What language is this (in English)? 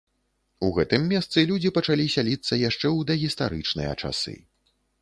Belarusian